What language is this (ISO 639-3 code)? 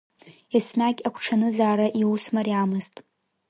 abk